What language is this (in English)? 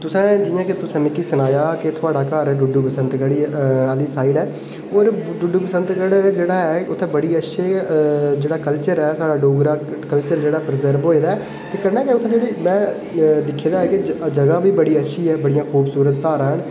Dogri